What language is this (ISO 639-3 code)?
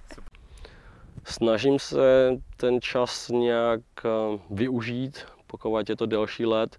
ces